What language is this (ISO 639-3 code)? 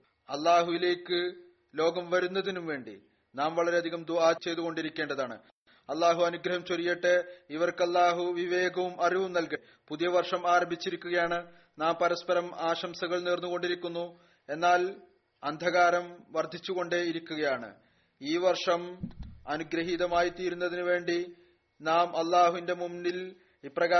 mal